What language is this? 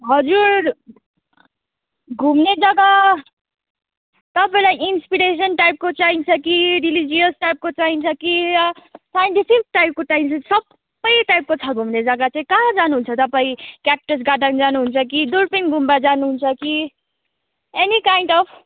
Nepali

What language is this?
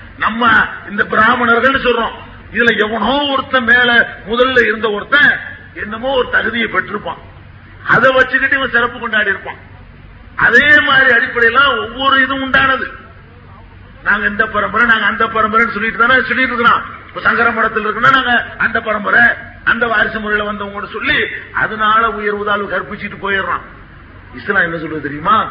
Tamil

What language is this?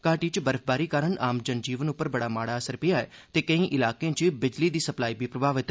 Dogri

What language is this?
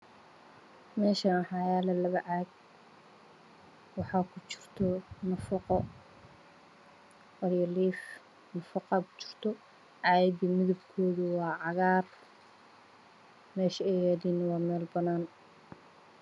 Somali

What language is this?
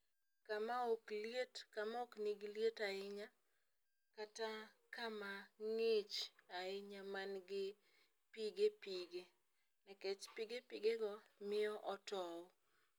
Luo (Kenya and Tanzania)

